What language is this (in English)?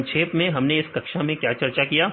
Hindi